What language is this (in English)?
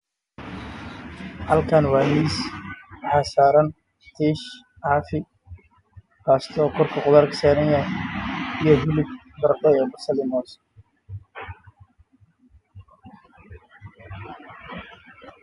Somali